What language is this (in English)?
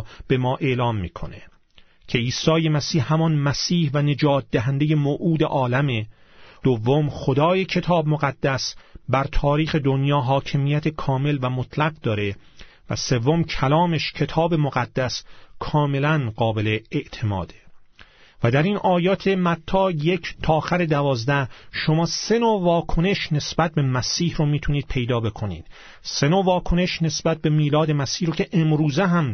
Persian